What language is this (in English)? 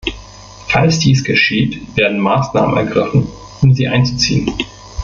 German